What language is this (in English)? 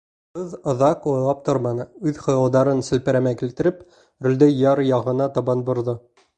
Bashkir